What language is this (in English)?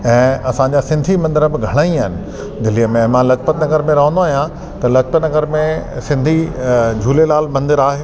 Sindhi